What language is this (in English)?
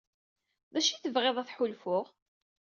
Kabyle